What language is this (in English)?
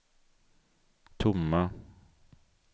Swedish